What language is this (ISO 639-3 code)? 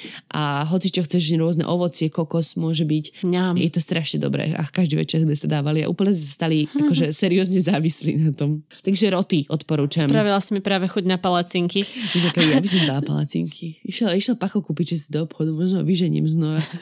slk